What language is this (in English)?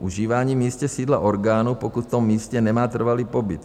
Czech